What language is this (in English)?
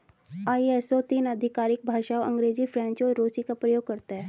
Hindi